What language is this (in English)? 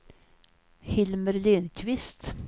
Swedish